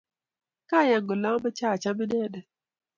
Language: Kalenjin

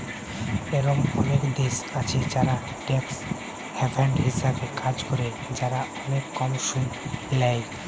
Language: Bangla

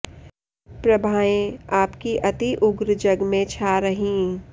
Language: Sanskrit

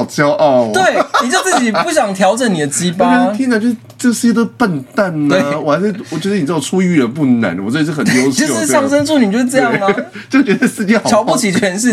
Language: Chinese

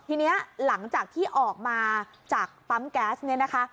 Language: Thai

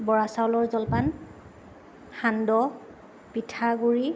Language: Assamese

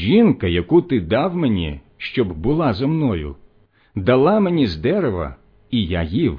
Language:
Ukrainian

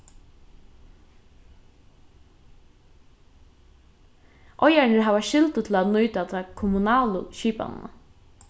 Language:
Faroese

